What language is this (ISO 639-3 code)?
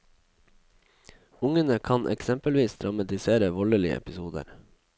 nor